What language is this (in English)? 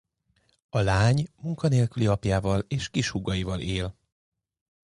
Hungarian